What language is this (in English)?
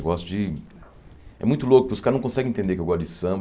Portuguese